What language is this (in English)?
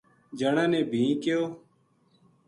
Gujari